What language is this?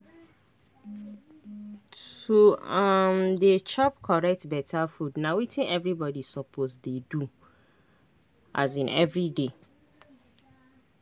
Nigerian Pidgin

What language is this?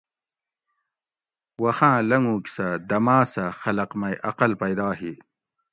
Gawri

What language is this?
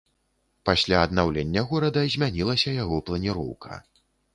Belarusian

